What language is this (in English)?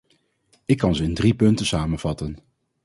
Dutch